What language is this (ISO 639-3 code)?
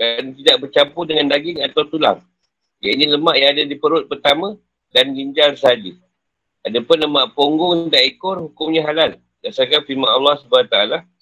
msa